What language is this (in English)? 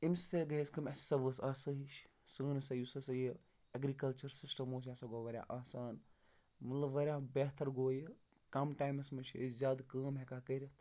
Kashmiri